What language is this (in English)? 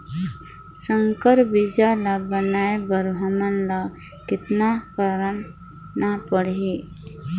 Chhattisgarhi